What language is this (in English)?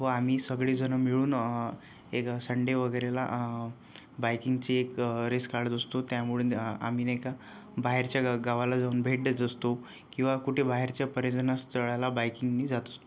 Marathi